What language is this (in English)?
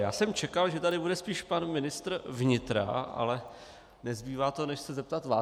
Czech